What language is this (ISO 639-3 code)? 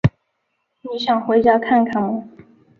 zho